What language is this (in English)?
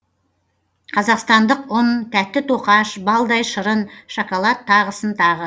Kazakh